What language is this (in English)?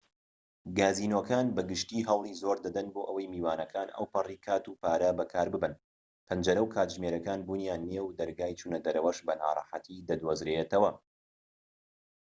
Central Kurdish